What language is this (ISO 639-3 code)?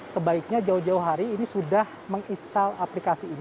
ind